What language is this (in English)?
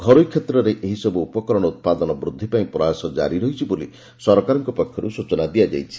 Odia